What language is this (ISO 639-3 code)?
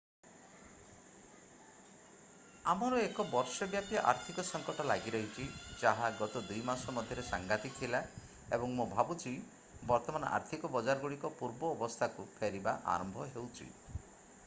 ori